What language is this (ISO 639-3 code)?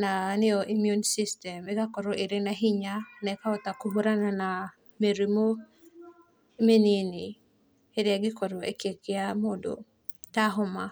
kik